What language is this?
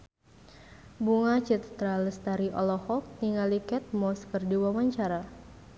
Sundanese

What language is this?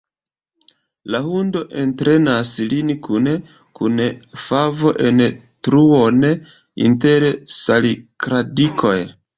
Esperanto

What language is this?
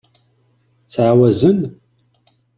Kabyle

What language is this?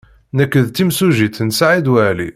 Kabyle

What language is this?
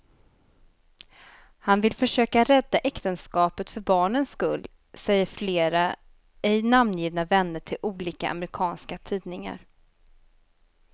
Swedish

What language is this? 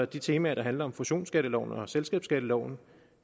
Danish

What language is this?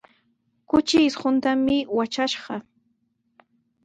Sihuas Ancash Quechua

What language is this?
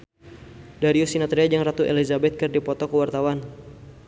Sundanese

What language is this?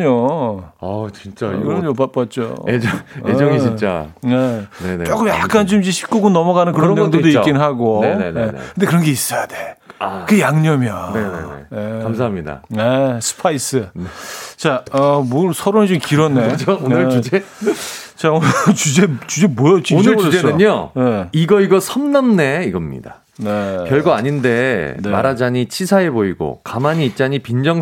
Korean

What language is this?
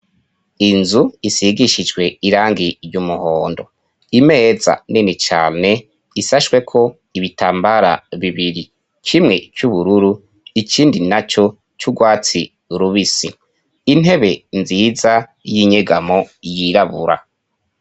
Rundi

